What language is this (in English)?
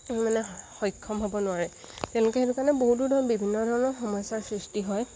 Assamese